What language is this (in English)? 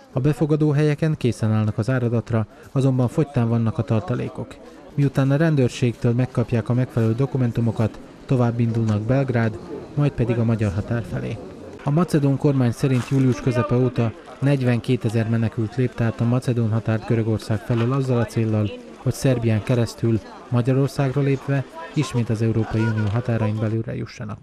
Hungarian